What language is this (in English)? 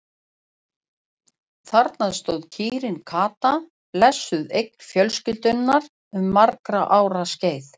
Icelandic